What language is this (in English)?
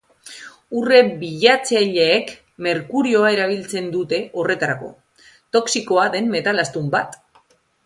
Basque